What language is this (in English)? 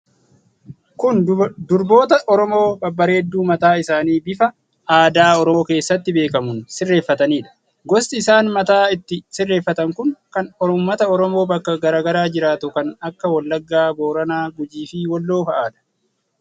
Oromo